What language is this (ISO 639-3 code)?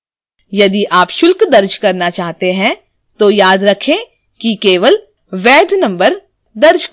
hin